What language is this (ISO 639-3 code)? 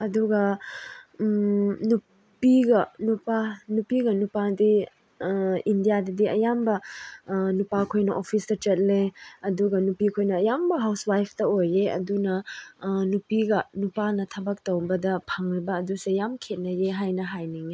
mni